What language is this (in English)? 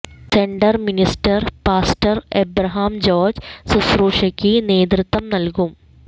Malayalam